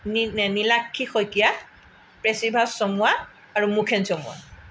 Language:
Assamese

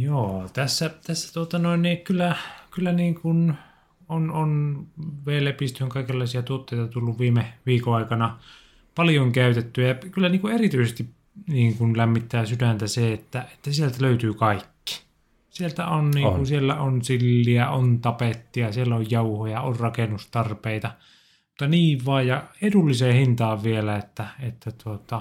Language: Finnish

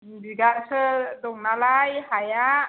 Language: Bodo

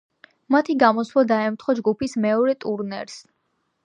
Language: Georgian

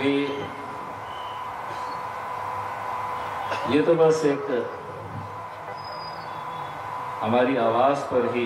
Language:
Spanish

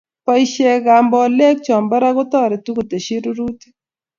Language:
Kalenjin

